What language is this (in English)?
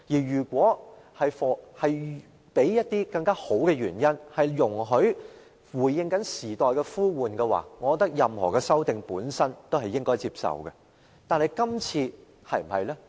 Cantonese